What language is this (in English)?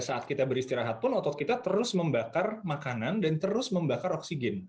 Indonesian